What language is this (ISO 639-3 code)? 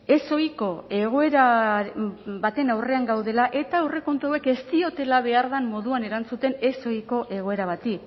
eus